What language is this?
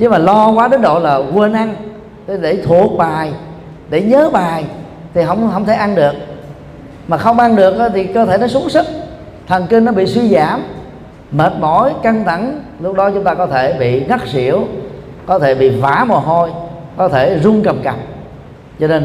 Vietnamese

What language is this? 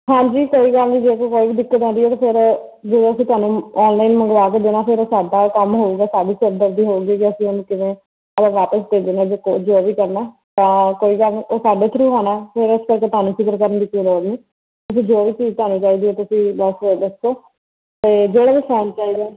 Punjabi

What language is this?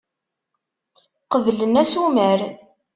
Kabyle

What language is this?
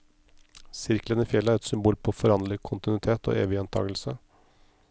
Norwegian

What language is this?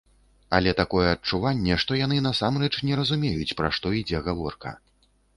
Belarusian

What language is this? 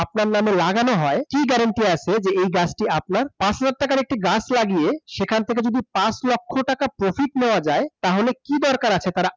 Bangla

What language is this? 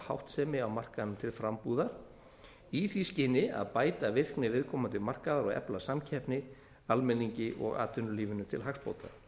Icelandic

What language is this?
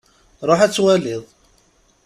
Kabyle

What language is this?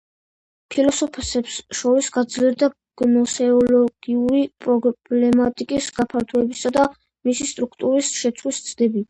Georgian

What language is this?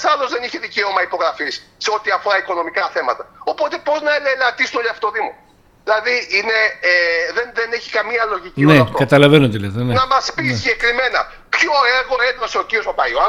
Greek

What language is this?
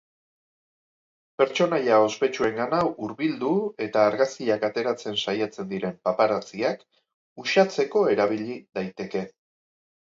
Basque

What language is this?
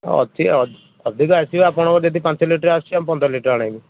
Odia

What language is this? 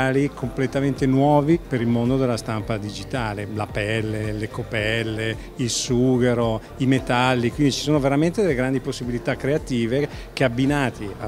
Italian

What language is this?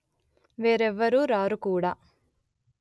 Telugu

